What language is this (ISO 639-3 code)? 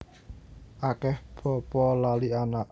jav